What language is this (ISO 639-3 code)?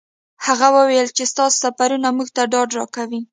pus